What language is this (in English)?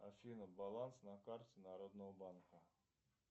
Russian